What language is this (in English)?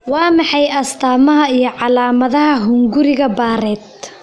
Somali